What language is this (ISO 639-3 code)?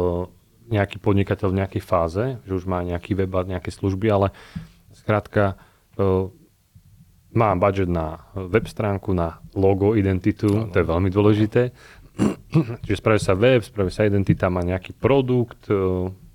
slk